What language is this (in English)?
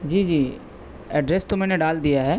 Urdu